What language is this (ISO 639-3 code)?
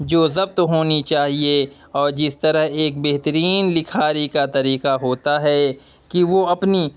urd